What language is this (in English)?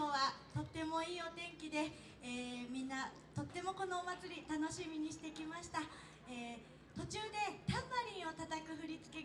Japanese